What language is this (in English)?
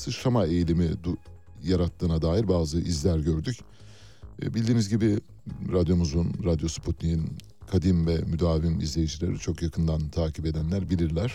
Turkish